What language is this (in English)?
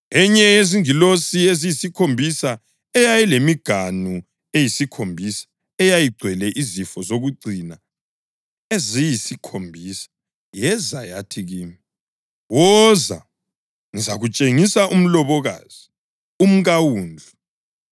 North Ndebele